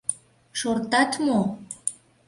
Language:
Mari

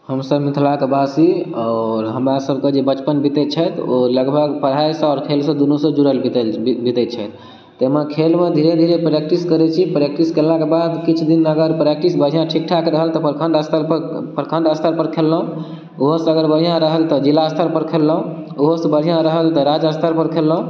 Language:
Maithili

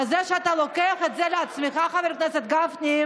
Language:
Hebrew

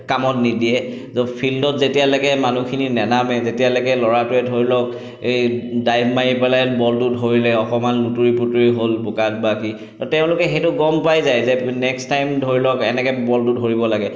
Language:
Assamese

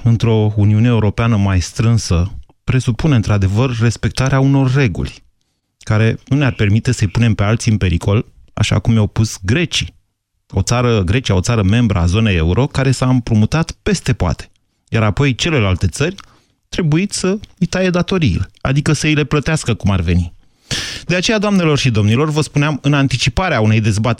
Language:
Romanian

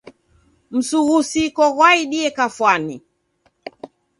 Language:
Taita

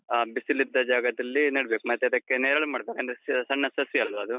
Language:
Kannada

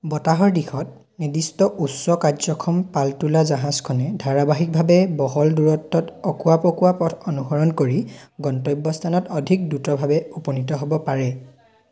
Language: Assamese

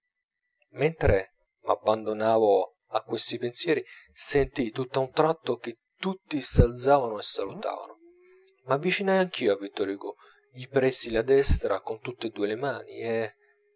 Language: Italian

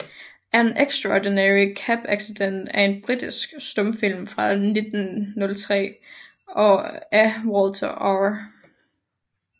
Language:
Danish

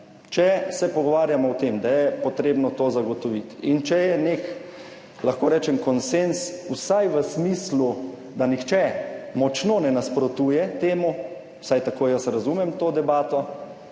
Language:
Slovenian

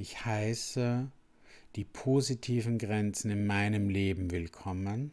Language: German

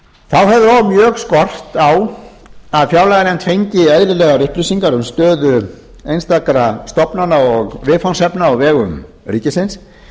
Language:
Icelandic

